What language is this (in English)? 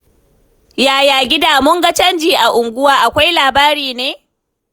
Hausa